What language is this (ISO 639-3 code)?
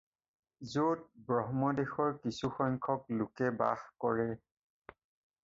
asm